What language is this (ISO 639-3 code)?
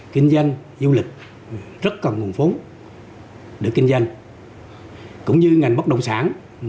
vie